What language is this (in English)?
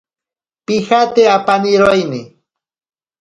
Ashéninka Perené